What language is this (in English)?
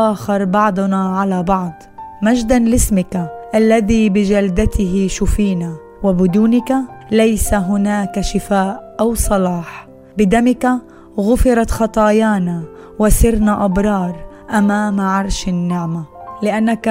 Arabic